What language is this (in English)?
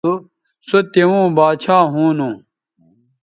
Bateri